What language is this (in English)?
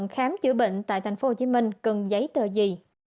Vietnamese